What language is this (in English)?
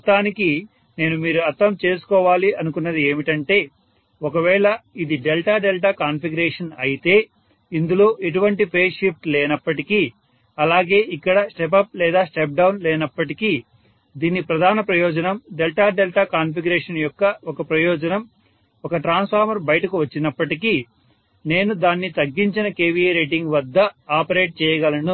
Telugu